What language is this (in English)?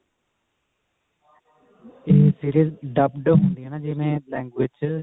Punjabi